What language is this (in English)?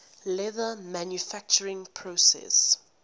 English